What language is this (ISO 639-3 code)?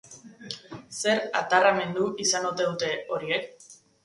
eus